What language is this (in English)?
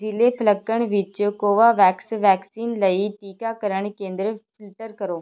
Punjabi